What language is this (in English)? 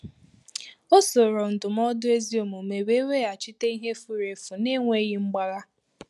Igbo